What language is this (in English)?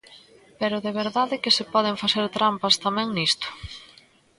Galician